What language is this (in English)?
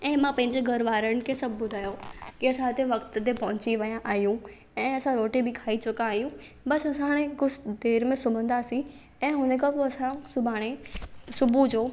Sindhi